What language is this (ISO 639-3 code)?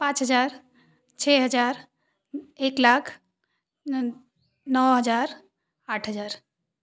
hin